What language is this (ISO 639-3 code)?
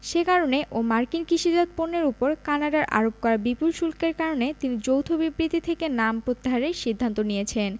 ben